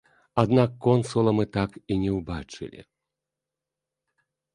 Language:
Belarusian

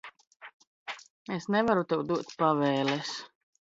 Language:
Latvian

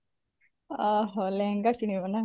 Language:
Odia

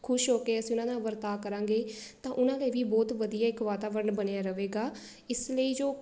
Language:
Punjabi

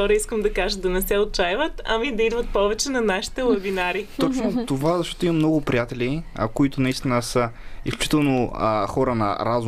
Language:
Bulgarian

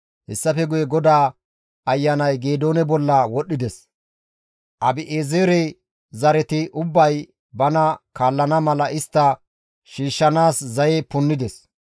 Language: Gamo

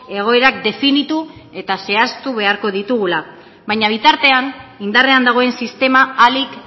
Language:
Basque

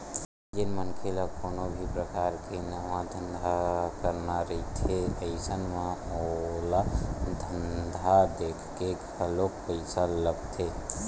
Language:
Chhattisgarhi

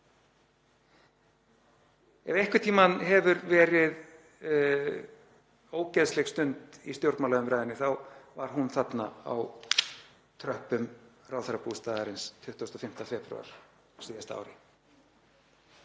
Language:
Icelandic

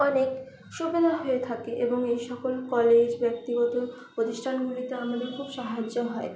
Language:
Bangla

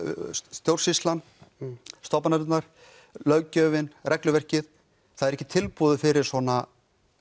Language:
Icelandic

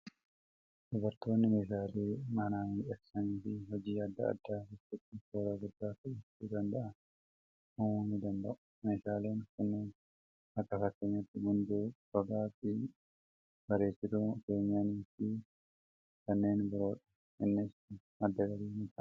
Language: Oromo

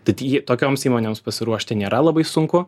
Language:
Lithuanian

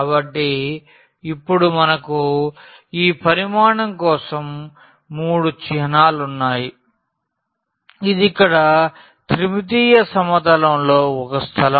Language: Telugu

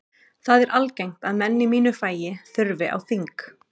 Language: Icelandic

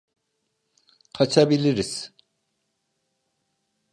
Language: Turkish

